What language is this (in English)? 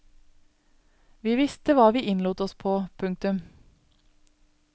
Norwegian